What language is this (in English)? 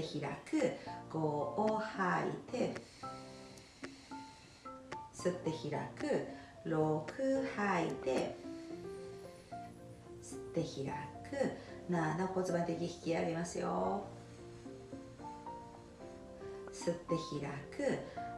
Japanese